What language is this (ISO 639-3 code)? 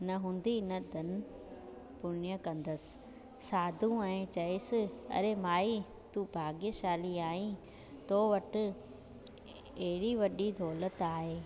snd